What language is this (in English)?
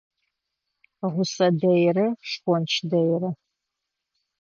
Adyghe